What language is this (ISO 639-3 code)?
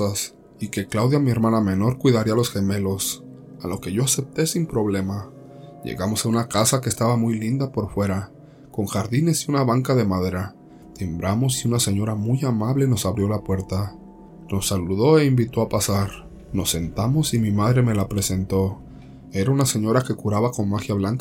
spa